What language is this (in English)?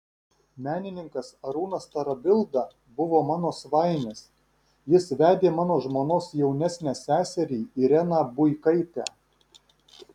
Lithuanian